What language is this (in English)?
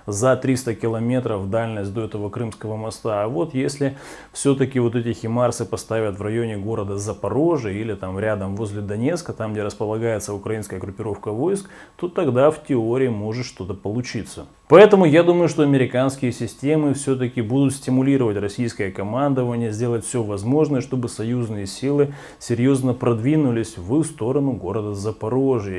Russian